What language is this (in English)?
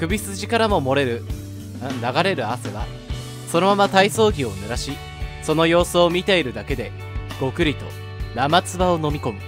Japanese